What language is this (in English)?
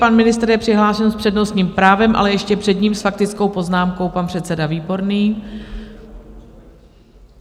Czech